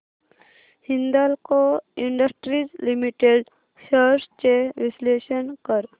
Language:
Marathi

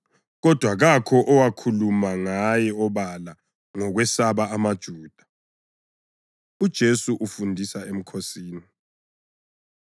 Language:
North Ndebele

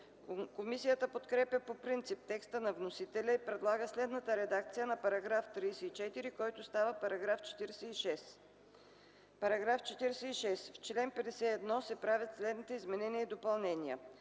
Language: Bulgarian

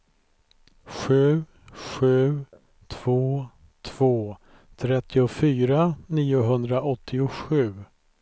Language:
Swedish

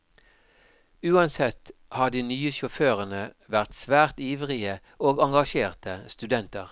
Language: Norwegian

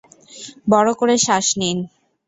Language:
Bangla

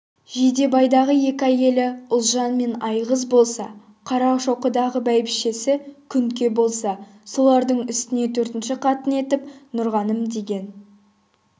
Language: Kazakh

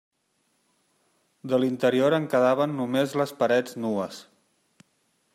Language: Catalan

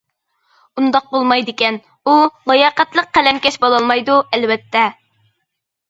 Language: Uyghur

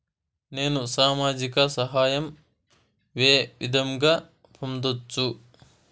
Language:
Telugu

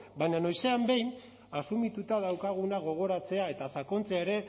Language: Basque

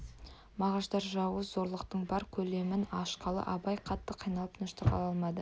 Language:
Kazakh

